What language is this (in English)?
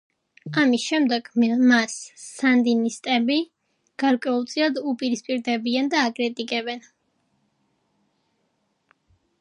Georgian